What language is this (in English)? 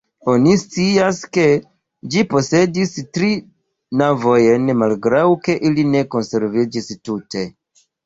Esperanto